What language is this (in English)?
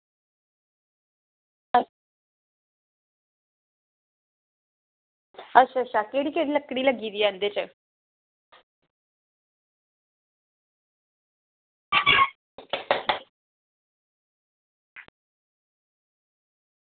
Dogri